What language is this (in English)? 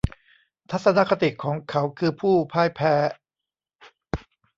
Thai